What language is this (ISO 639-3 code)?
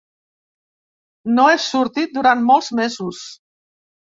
cat